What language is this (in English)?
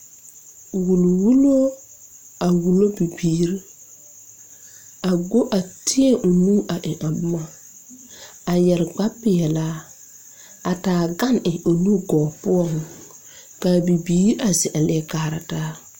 Southern Dagaare